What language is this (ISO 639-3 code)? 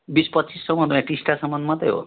nep